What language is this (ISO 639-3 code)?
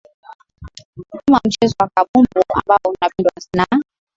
swa